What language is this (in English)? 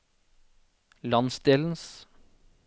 Norwegian